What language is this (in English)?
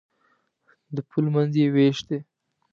Pashto